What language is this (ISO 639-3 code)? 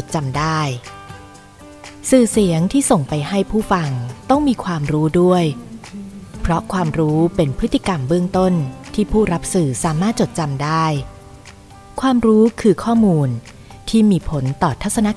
tha